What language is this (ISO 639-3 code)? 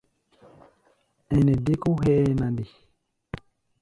gba